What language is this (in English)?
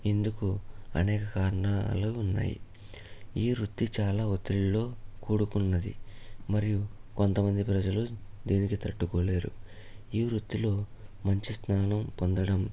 Telugu